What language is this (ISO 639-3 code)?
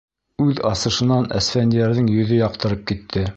bak